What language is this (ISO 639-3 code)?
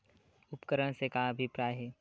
hne